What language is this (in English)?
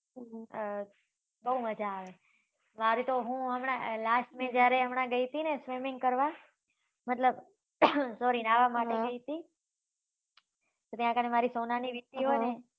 Gujarati